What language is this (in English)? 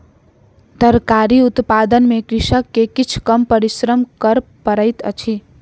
Maithili